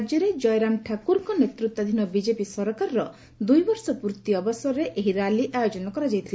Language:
Odia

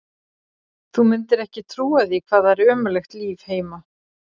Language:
Icelandic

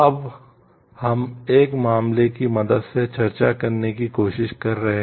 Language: Hindi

